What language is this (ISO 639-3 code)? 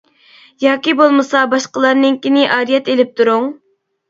uig